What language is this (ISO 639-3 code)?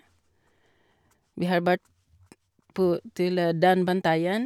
nor